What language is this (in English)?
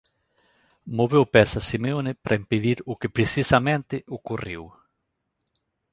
Galician